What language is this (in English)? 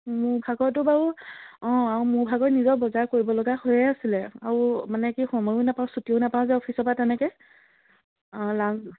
Assamese